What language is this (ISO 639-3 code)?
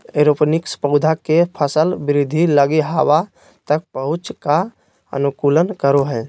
mag